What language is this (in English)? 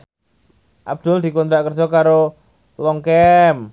Javanese